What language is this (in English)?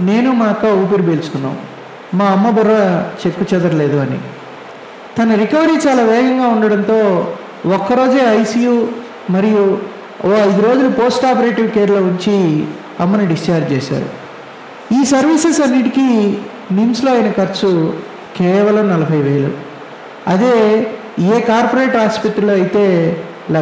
Telugu